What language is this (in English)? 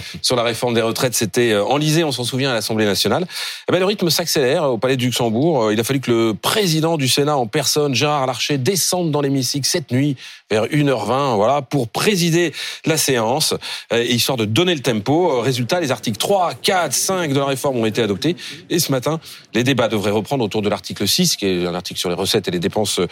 French